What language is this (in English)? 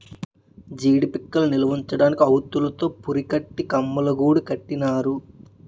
Telugu